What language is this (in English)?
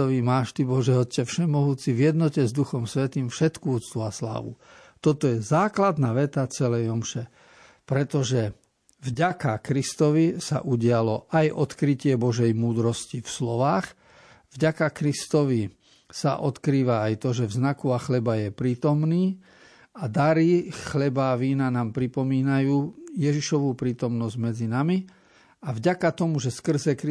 Slovak